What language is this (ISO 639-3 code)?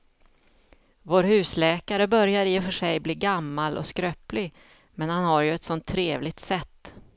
swe